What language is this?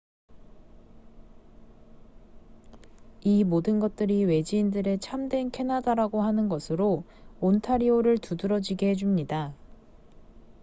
Korean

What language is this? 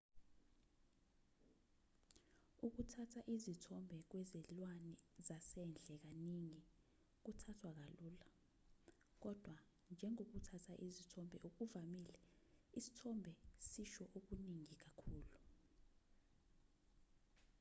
Zulu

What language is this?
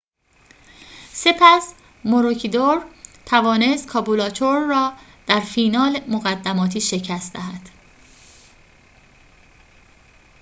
Persian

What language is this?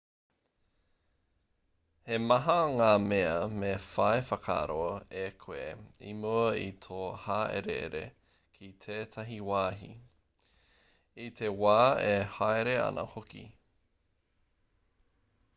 Māori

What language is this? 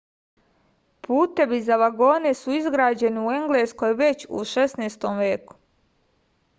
Serbian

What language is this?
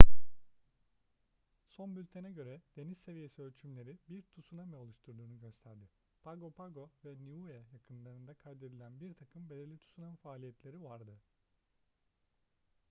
Turkish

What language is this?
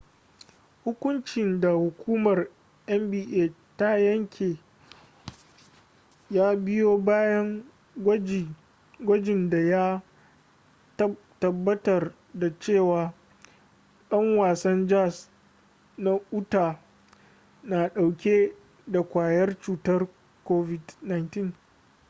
Hausa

